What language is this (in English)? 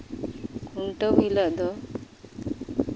Santali